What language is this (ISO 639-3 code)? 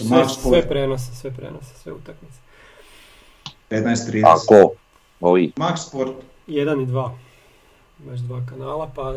hrv